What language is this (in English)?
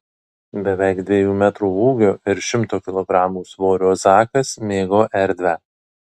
Lithuanian